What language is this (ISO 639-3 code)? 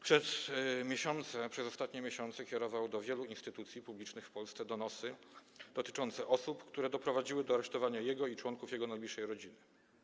pol